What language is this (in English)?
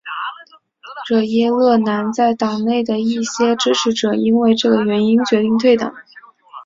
Chinese